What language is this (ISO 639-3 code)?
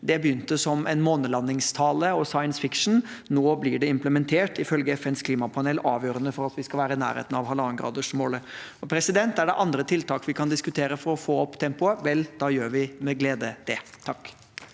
nor